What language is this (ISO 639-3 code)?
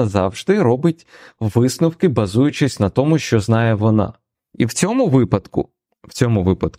ukr